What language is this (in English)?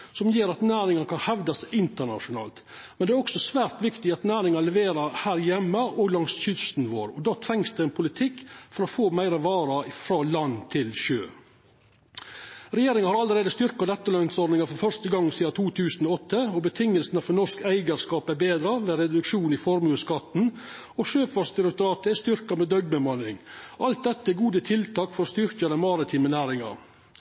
Norwegian Nynorsk